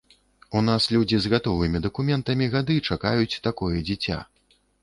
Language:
Belarusian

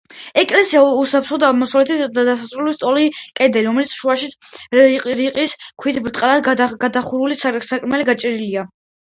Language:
Georgian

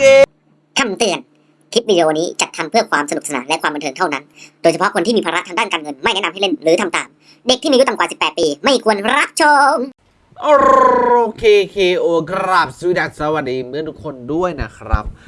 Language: Thai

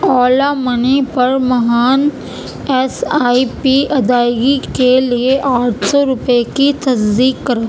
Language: Urdu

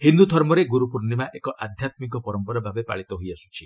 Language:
Odia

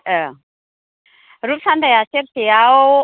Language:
Bodo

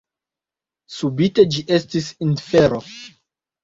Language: Esperanto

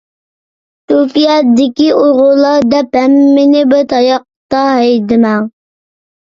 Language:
Uyghur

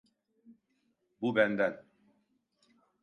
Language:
Turkish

